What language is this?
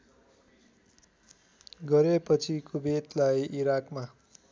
Nepali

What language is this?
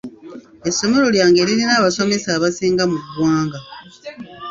Ganda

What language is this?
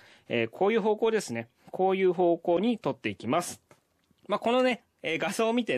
Japanese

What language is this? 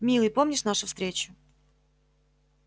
Russian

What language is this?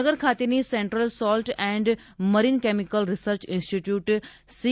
Gujarati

